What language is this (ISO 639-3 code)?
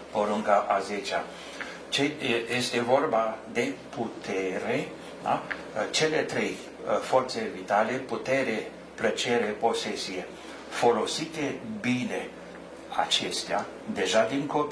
ron